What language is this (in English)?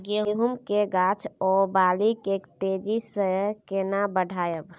Maithili